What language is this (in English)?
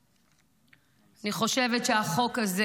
Hebrew